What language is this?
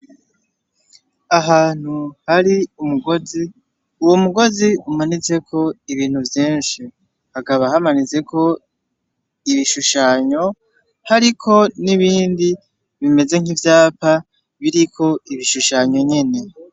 Rundi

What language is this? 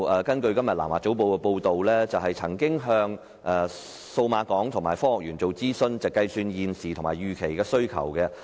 Cantonese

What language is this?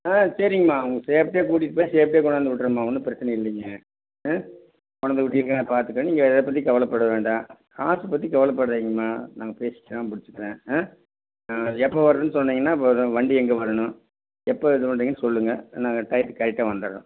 Tamil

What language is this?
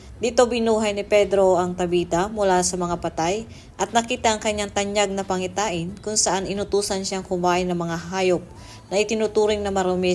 Filipino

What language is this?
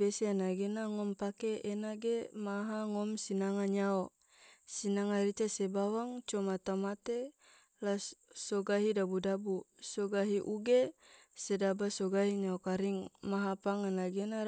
Tidore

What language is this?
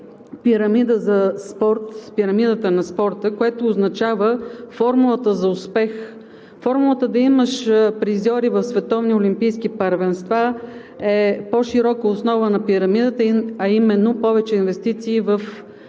Bulgarian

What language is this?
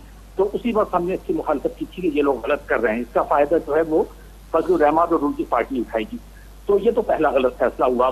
Hindi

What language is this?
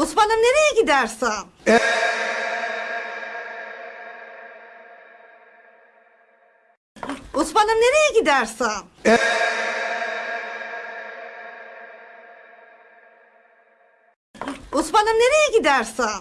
Turkish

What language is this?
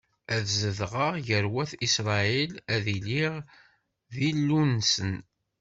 Kabyle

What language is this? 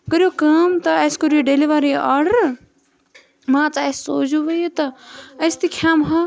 Kashmiri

